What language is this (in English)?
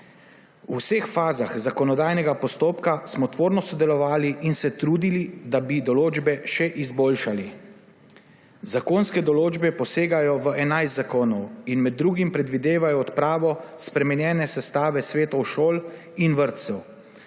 Slovenian